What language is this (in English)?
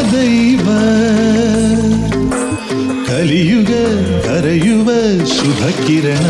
Arabic